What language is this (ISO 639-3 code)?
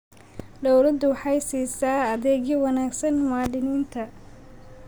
som